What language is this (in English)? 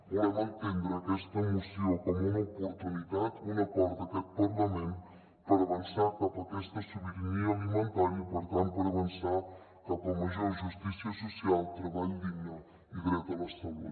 Catalan